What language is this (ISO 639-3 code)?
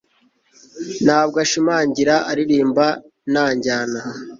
kin